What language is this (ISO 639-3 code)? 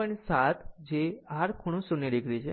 guj